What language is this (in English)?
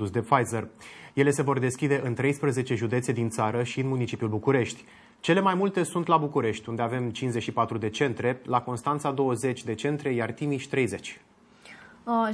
Romanian